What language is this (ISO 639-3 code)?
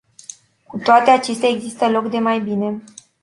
ron